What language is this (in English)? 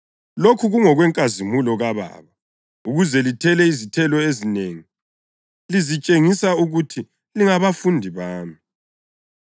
North Ndebele